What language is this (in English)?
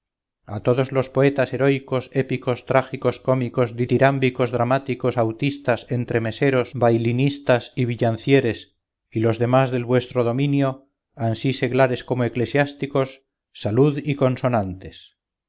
Spanish